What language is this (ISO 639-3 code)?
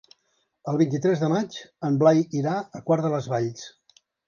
cat